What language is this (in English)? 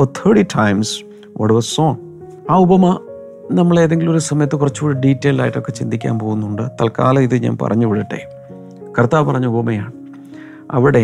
Malayalam